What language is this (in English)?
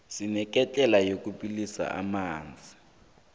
South Ndebele